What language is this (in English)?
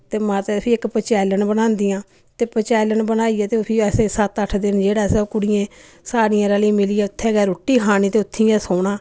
Dogri